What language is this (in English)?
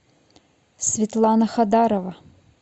Russian